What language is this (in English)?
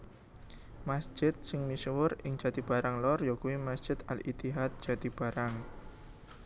Javanese